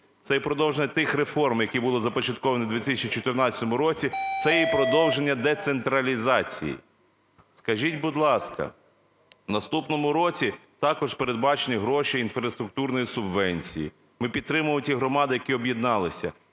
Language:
Ukrainian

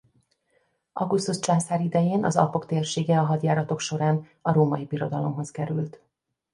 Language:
Hungarian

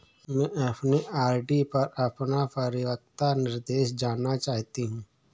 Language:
Hindi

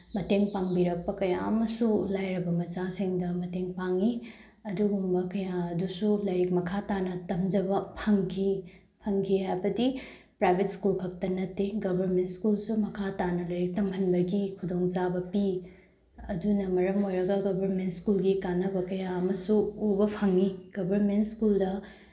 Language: Manipuri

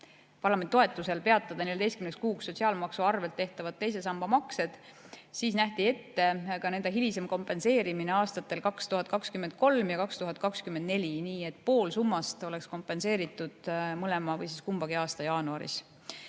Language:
Estonian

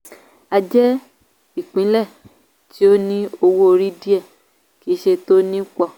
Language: Yoruba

